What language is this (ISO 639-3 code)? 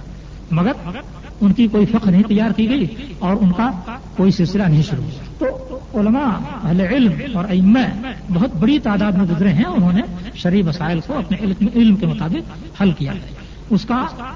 urd